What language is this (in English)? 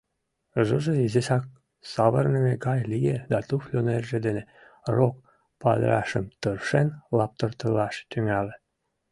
Mari